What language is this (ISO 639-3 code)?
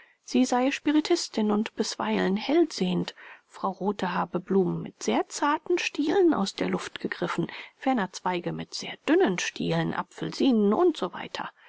deu